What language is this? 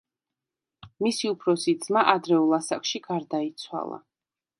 Georgian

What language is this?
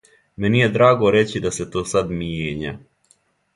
Serbian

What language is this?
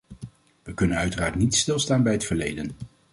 Dutch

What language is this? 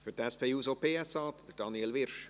Swiss German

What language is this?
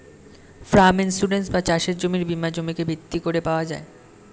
Bangla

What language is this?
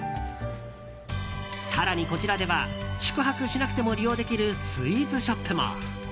Japanese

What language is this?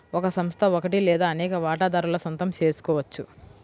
Telugu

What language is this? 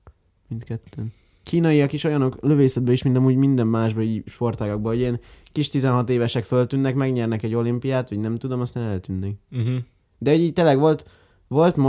Hungarian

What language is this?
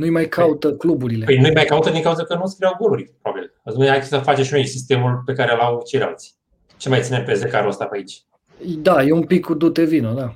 Romanian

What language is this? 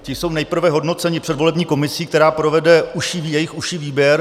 Czech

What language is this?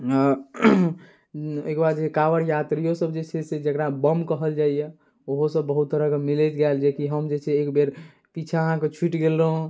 Maithili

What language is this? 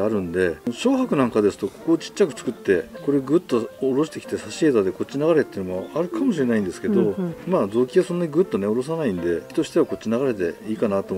Japanese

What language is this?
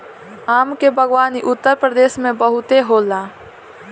Bhojpuri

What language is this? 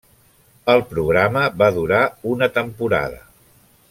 Catalan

